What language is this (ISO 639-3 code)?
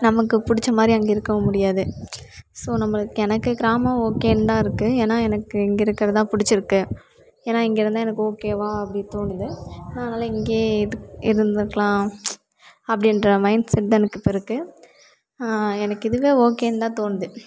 tam